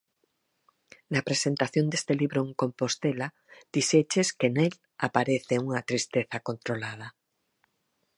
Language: Galician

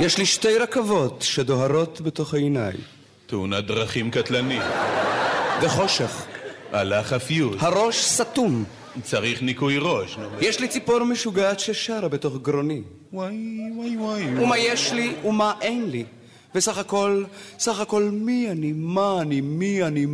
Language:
Hebrew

